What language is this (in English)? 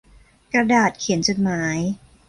Thai